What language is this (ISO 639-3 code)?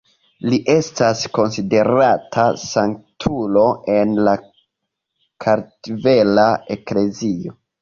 epo